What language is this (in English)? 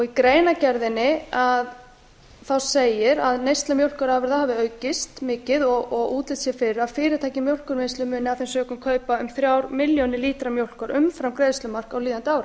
Icelandic